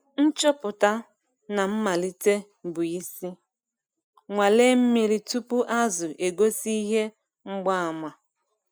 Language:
Igbo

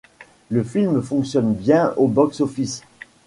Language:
French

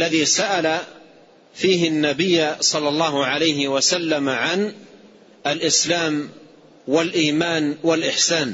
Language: Arabic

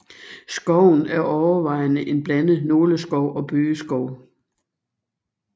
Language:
Danish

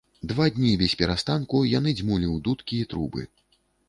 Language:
Belarusian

